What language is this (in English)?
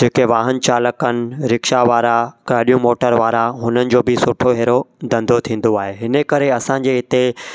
Sindhi